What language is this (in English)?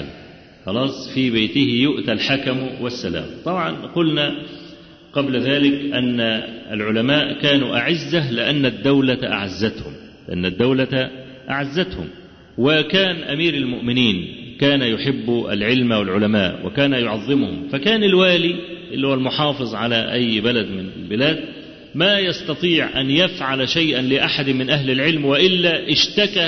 Arabic